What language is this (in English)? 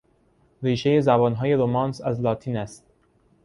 Persian